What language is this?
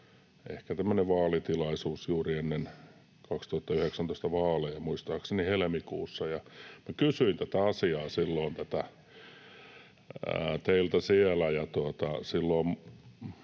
Finnish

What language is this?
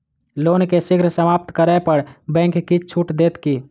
Maithili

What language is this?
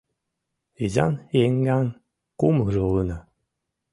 Mari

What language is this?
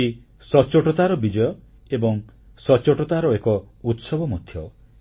Odia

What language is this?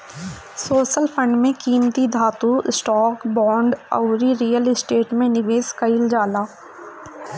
Bhojpuri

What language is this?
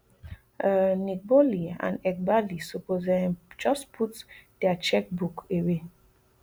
Nigerian Pidgin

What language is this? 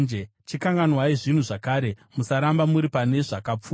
Shona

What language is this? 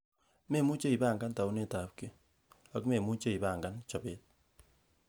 Kalenjin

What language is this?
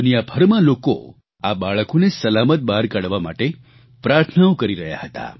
Gujarati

